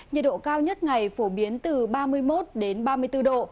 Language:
Vietnamese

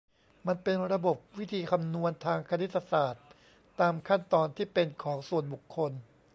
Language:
Thai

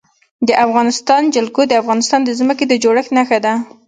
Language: Pashto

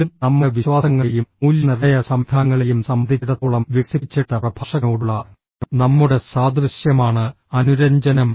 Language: Malayalam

